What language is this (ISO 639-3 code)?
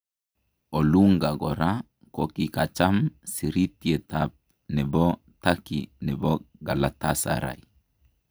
kln